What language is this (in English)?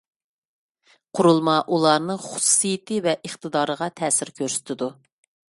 Uyghur